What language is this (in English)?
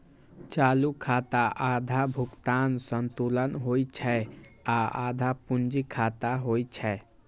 Maithili